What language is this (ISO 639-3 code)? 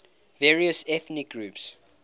eng